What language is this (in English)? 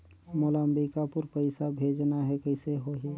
Chhattisgarhi